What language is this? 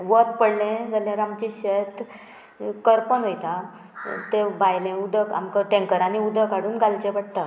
Konkani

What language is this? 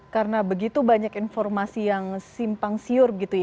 Indonesian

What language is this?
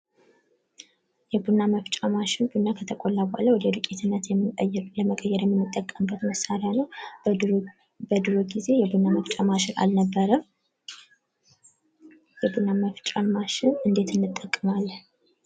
Amharic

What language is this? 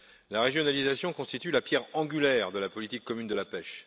French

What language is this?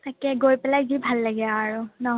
Assamese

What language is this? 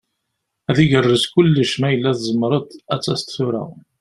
Kabyle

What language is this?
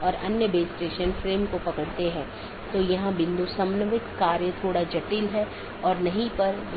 Hindi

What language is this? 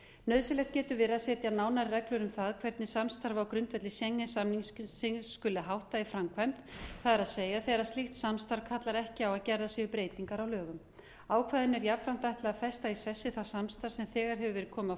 Icelandic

